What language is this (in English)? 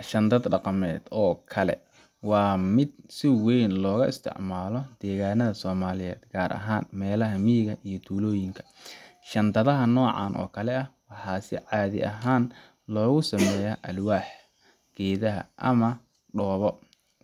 Somali